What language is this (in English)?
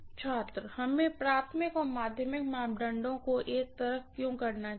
Hindi